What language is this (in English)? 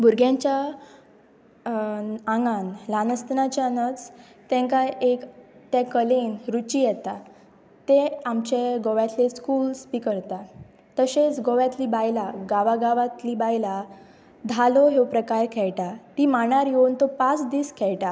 Konkani